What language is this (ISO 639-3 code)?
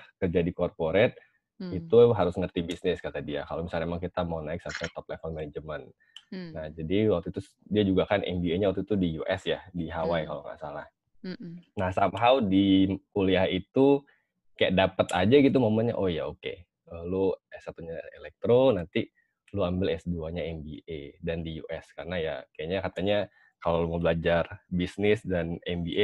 ind